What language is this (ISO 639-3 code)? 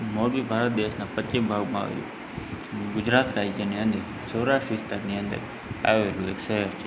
guj